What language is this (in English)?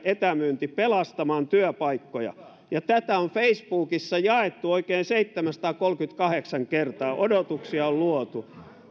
Finnish